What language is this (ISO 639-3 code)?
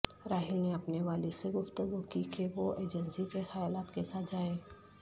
urd